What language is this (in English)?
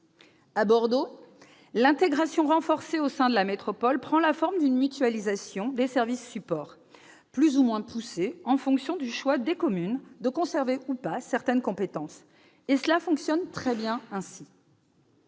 French